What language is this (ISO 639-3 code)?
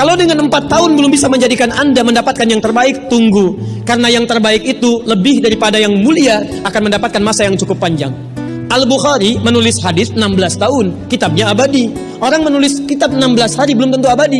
ind